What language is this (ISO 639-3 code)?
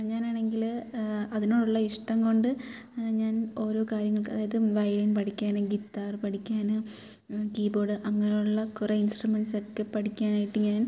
mal